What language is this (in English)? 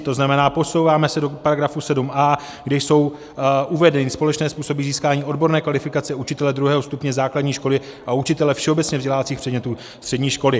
Czech